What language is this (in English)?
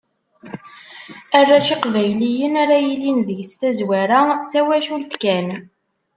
Kabyle